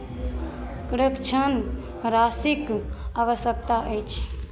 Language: Maithili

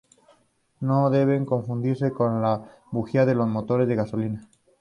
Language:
Spanish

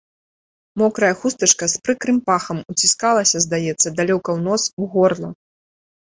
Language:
Belarusian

